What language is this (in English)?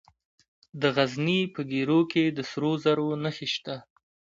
Pashto